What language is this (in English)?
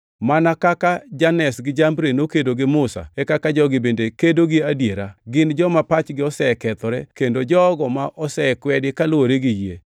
Luo (Kenya and Tanzania)